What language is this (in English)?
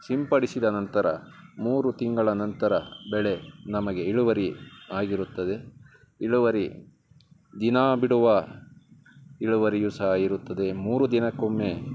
Kannada